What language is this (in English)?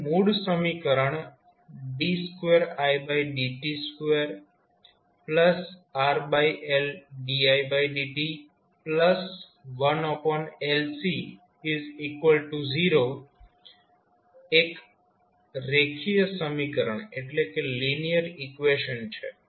Gujarati